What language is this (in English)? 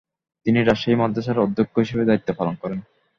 Bangla